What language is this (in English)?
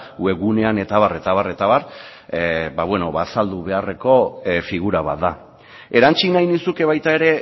Basque